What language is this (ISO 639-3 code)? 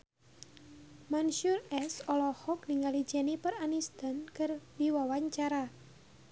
sun